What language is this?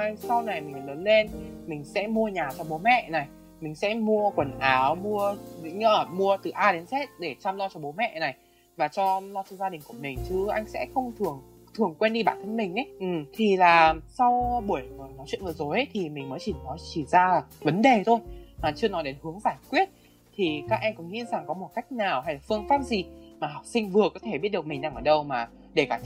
Vietnamese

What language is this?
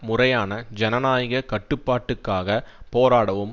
Tamil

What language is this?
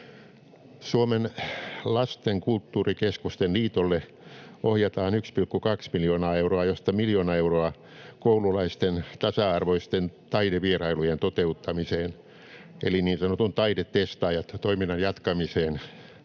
Finnish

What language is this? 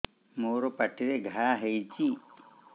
Odia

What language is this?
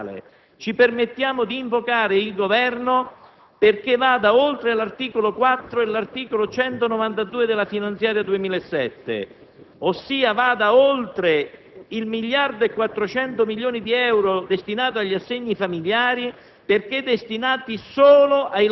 Italian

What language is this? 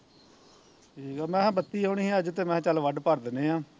Punjabi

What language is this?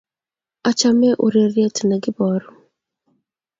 Kalenjin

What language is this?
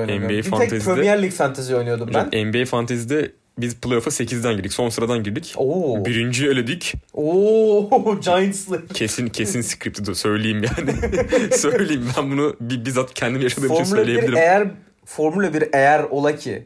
Turkish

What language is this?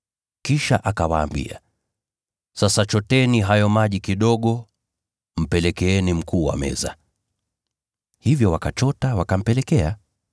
Swahili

